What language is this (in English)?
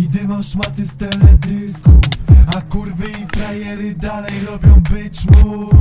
Polish